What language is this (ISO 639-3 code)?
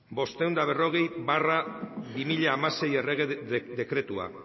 eus